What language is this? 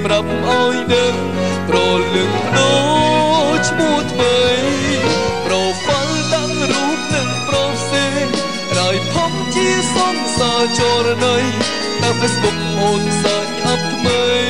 Vietnamese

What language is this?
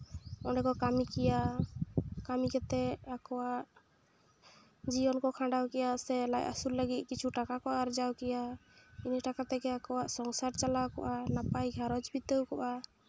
Santali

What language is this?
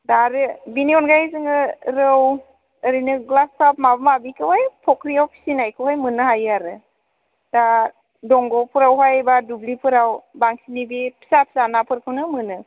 Bodo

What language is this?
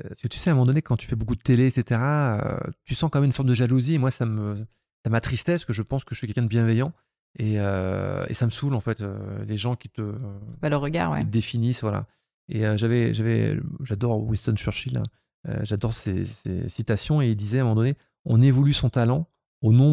French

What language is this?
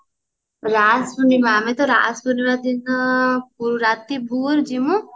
Odia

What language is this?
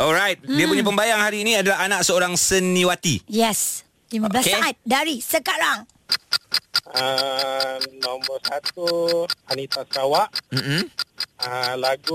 Malay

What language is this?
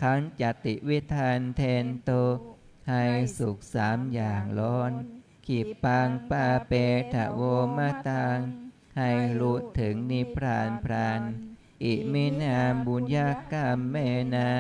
Thai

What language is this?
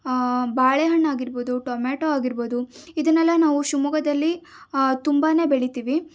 Kannada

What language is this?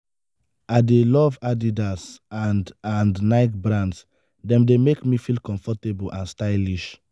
Nigerian Pidgin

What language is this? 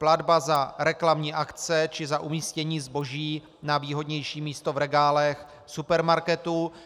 Czech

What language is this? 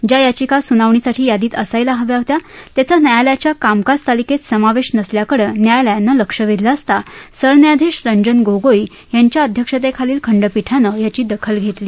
Marathi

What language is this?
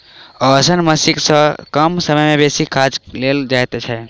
Maithili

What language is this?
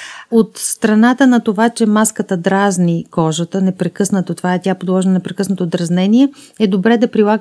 Bulgarian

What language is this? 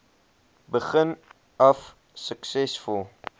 Afrikaans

